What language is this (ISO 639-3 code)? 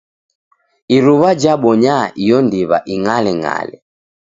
dav